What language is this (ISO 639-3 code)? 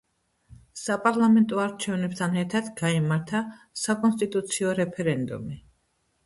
kat